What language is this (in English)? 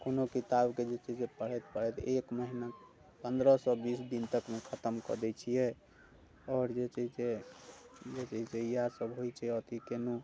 Maithili